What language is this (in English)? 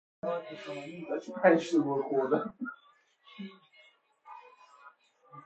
Persian